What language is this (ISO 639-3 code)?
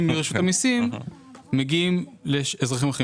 heb